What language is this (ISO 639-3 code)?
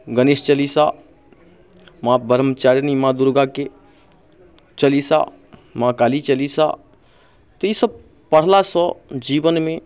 mai